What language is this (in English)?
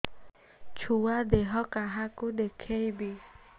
Odia